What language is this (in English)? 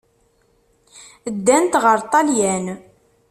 Kabyle